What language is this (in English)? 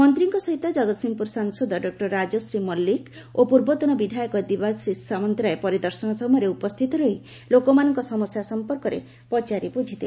Odia